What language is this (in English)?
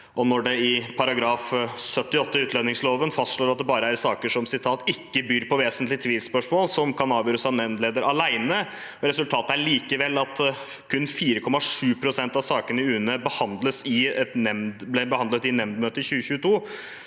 Norwegian